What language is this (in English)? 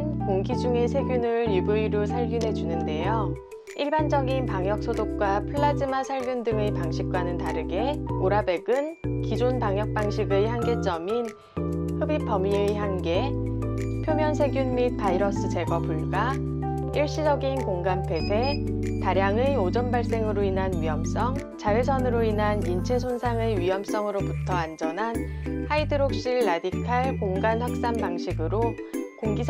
Korean